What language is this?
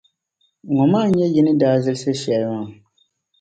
Dagbani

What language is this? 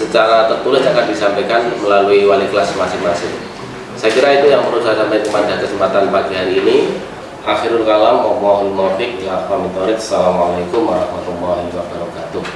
Indonesian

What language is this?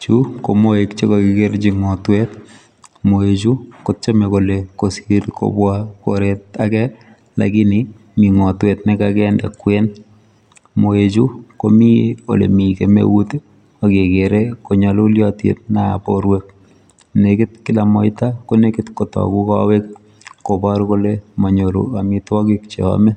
Kalenjin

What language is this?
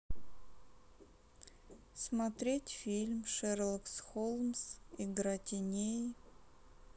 Russian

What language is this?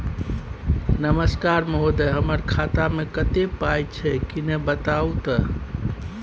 Maithili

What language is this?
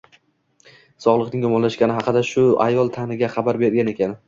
Uzbek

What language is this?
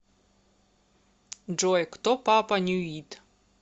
Russian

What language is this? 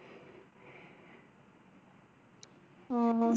Tamil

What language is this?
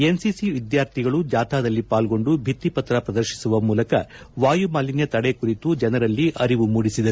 Kannada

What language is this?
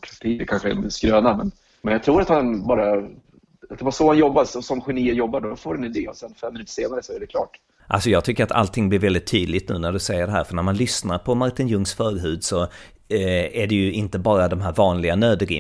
Swedish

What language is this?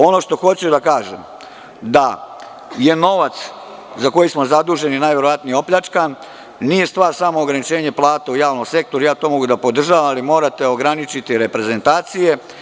Serbian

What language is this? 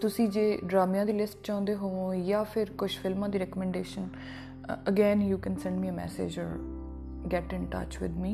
Punjabi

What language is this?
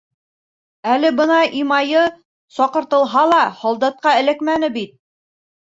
Bashkir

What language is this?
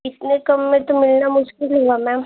Hindi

